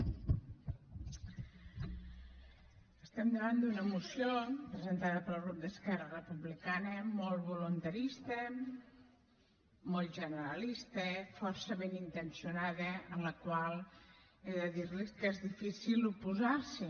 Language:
Catalan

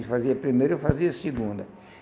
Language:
Portuguese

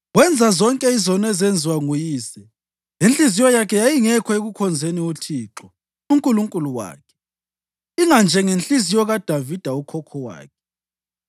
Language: North Ndebele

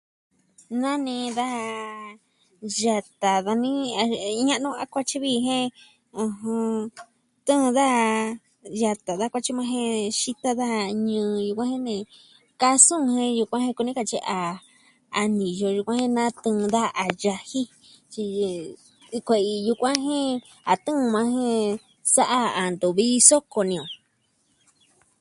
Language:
Southwestern Tlaxiaco Mixtec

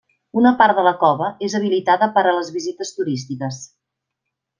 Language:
Catalan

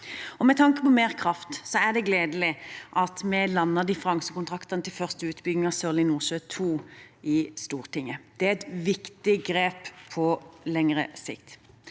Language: Norwegian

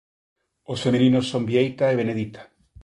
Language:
Galician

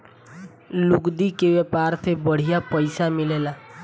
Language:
Bhojpuri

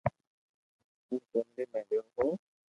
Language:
Loarki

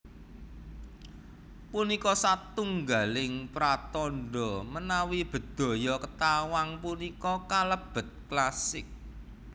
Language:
Javanese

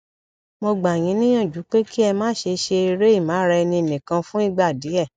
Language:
Yoruba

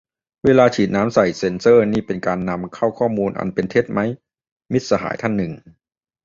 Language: Thai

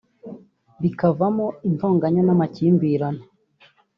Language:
Kinyarwanda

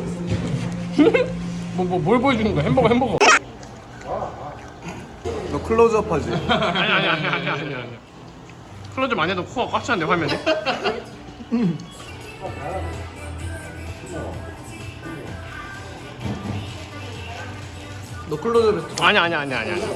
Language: Korean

